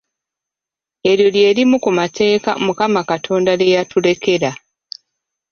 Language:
Ganda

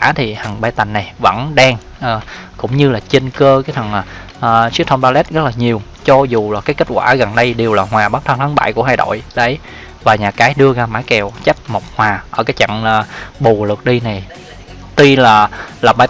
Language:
Vietnamese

